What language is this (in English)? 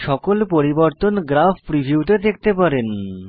Bangla